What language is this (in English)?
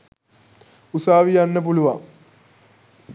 Sinhala